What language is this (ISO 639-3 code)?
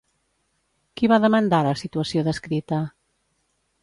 cat